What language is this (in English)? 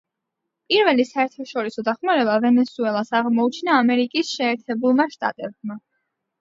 Georgian